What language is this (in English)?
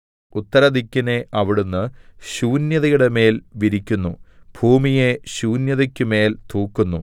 Malayalam